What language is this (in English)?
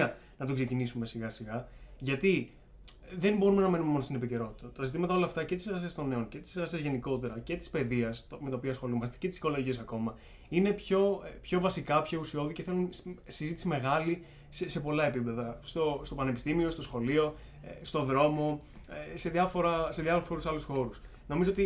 Greek